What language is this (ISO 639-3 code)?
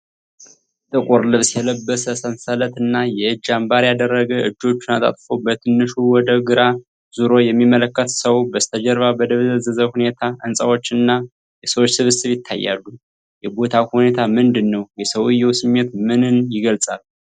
amh